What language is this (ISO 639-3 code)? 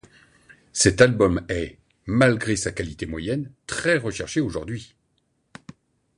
fra